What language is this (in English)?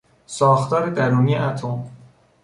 Persian